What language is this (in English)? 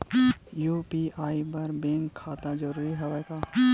Chhattisgarhi